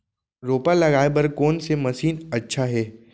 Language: Chhattisgarhi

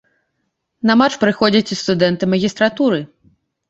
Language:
Belarusian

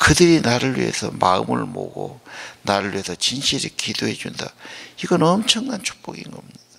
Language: Korean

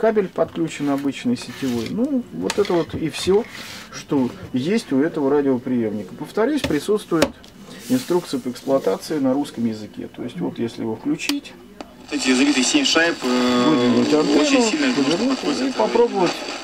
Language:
Russian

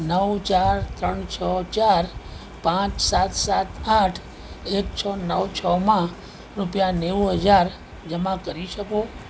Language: Gujarati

